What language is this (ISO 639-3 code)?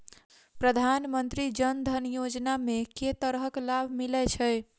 mai